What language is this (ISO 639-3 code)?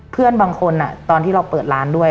tha